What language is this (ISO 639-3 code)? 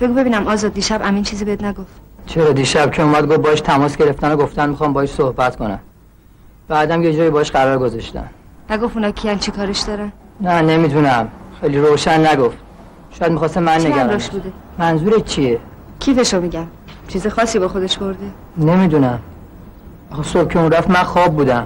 fas